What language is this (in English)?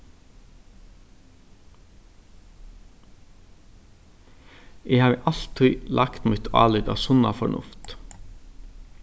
Faroese